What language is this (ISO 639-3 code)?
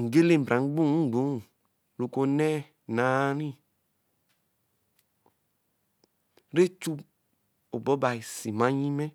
elm